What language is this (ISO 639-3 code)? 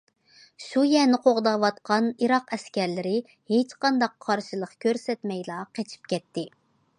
uig